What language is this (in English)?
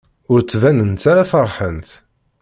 Kabyle